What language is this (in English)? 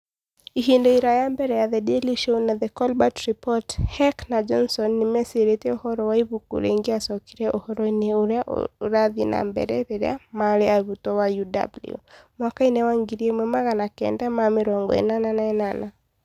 Kikuyu